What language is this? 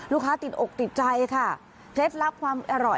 Thai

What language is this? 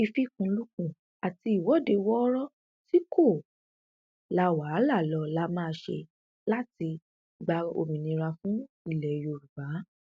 Yoruba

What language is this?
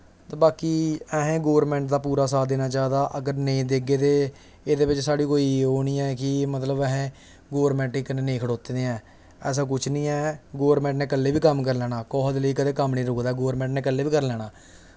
Dogri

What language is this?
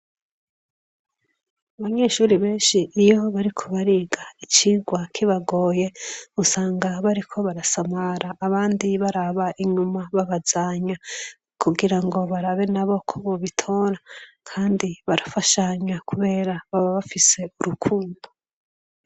Rundi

